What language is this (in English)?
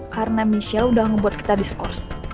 Indonesian